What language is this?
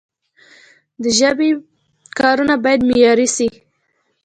Pashto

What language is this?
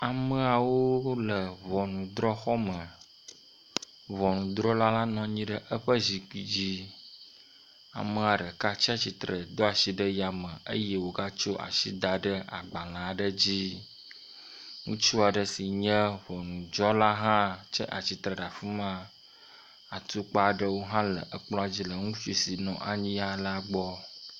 Ewe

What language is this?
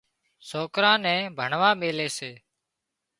Wadiyara Koli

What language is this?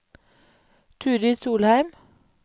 Norwegian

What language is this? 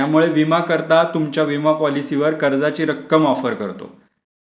Marathi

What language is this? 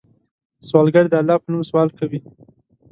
Pashto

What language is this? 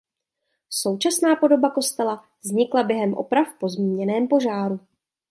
Czech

